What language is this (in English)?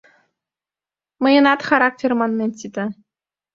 Mari